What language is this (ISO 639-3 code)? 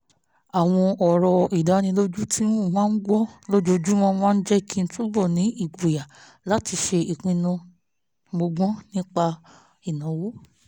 yor